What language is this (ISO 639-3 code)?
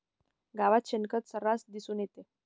mar